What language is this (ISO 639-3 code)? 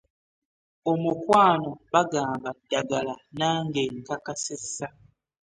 lug